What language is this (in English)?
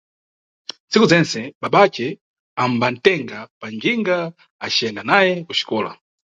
Nyungwe